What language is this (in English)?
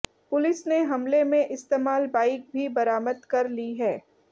Hindi